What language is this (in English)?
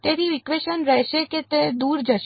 Gujarati